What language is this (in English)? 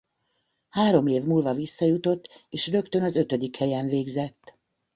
Hungarian